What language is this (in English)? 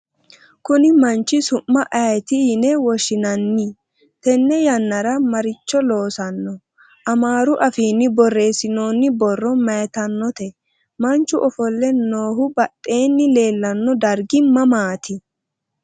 Sidamo